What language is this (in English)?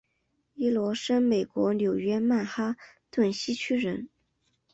Chinese